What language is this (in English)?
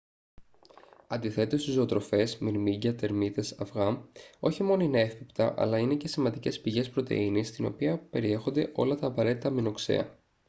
Greek